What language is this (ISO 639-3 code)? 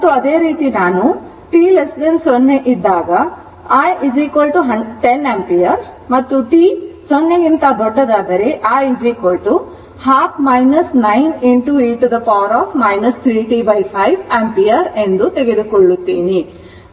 kan